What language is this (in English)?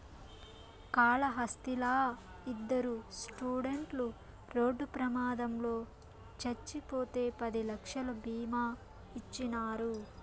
Telugu